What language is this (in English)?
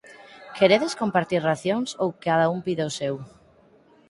Galician